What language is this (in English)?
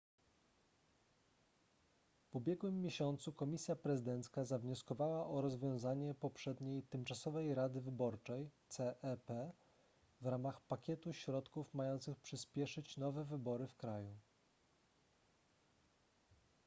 Polish